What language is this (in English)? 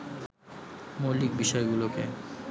Bangla